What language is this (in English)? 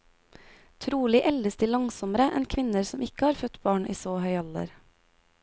Norwegian